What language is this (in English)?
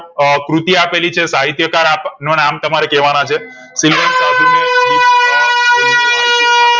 Gujarati